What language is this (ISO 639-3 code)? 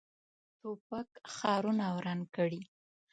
pus